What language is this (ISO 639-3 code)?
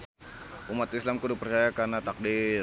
sun